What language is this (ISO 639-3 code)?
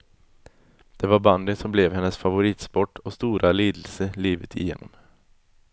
swe